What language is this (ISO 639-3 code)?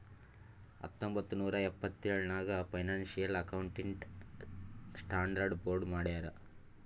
kan